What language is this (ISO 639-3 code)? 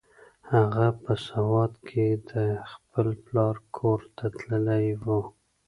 pus